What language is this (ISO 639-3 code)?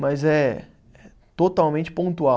por